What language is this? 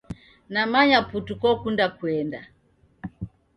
Taita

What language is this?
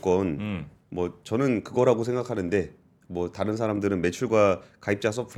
Korean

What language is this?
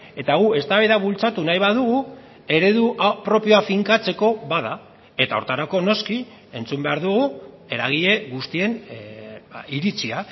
Basque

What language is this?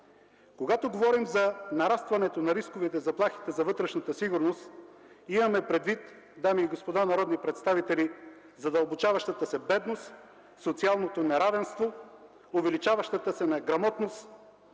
Bulgarian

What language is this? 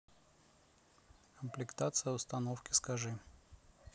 Russian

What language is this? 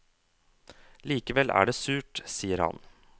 Norwegian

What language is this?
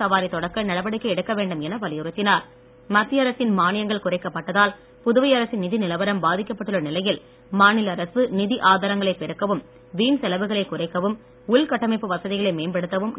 Tamil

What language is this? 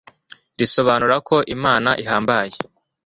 Kinyarwanda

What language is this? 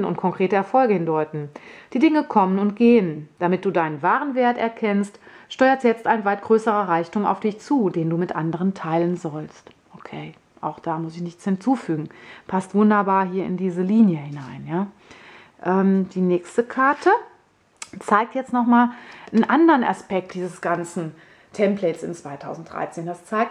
German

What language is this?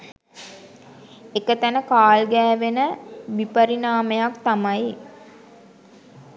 Sinhala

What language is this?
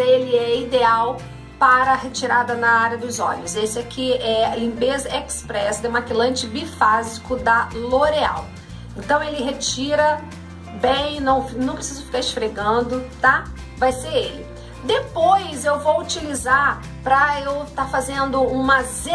Portuguese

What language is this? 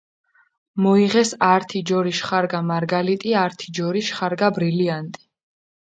Mingrelian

